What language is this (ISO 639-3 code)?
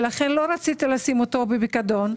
heb